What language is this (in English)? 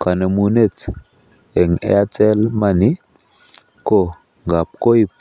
Kalenjin